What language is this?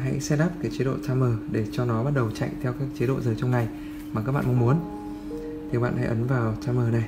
Vietnamese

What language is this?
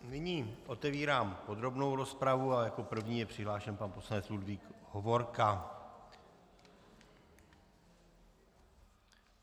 Czech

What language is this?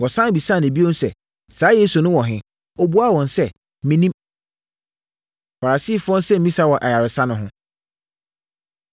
Akan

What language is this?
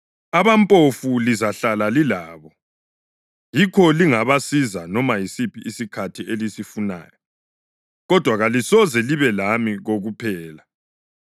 North Ndebele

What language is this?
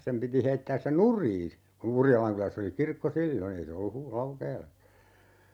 Finnish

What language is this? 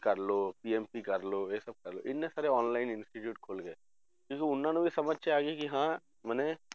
Punjabi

